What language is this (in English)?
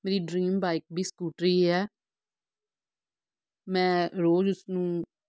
Punjabi